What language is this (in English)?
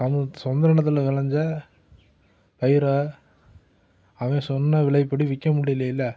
Tamil